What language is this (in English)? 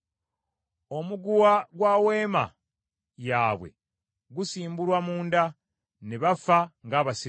Ganda